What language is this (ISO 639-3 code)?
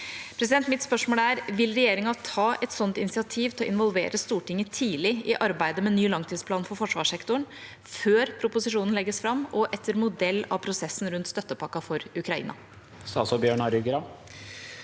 nor